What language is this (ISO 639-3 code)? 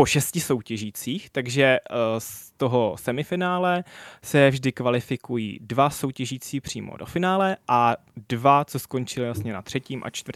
ces